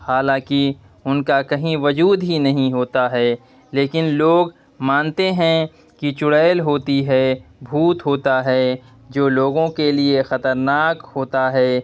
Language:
Urdu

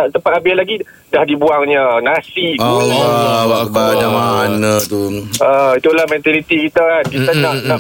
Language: Malay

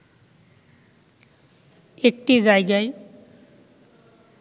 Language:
Bangla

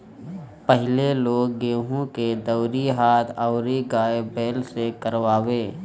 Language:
Bhojpuri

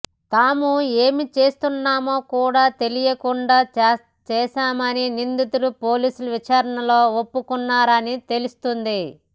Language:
Telugu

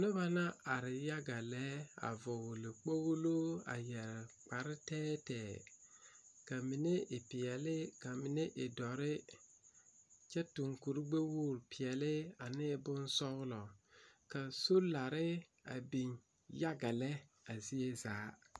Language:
Southern Dagaare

